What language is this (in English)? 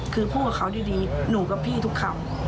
Thai